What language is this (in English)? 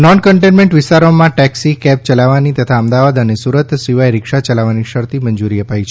Gujarati